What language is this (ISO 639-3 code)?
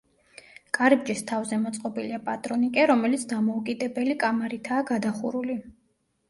kat